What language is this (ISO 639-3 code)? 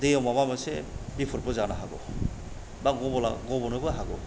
brx